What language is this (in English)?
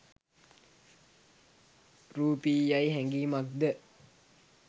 Sinhala